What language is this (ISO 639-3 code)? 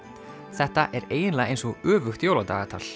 isl